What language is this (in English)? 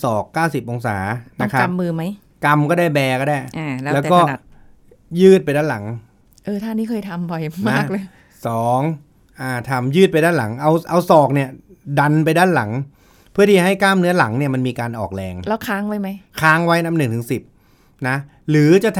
Thai